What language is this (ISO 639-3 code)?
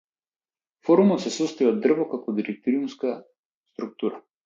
mkd